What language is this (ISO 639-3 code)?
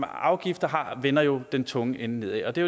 dan